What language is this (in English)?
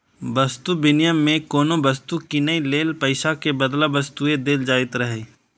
Maithili